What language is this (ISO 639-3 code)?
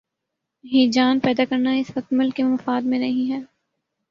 urd